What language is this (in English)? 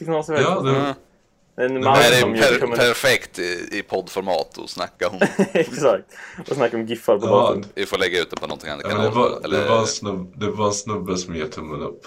Swedish